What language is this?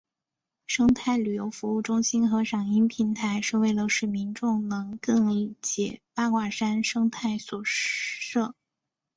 Chinese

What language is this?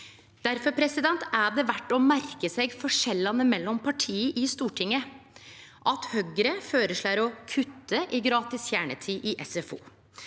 Norwegian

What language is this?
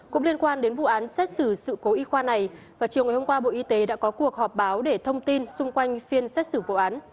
Vietnamese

